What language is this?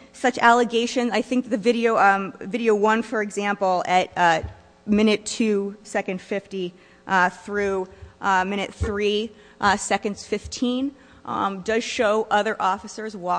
English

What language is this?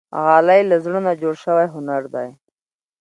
Pashto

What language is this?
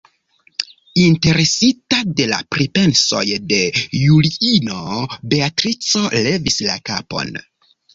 Esperanto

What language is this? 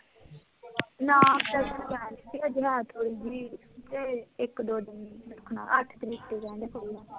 Punjabi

